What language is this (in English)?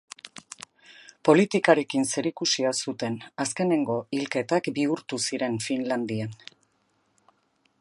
Basque